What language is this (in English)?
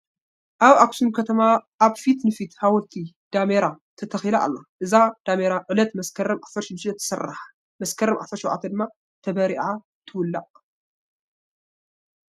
Tigrinya